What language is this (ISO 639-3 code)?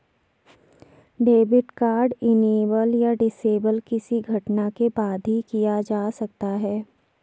hin